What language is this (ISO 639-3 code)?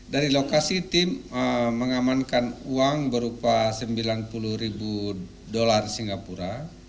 ind